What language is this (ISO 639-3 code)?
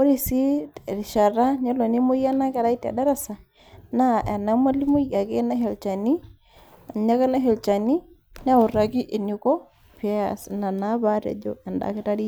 mas